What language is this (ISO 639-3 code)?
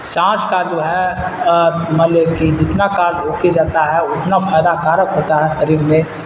urd